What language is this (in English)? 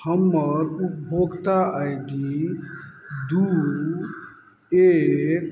Maithili